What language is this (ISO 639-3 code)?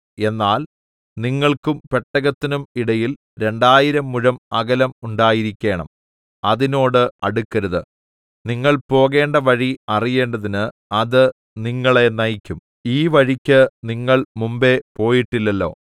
mal